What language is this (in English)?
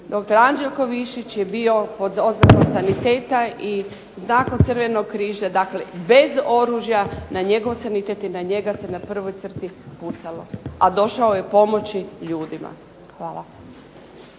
Croatian